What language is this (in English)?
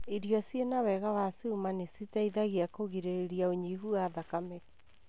Kikuyu